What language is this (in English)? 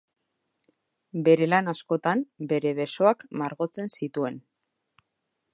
Basque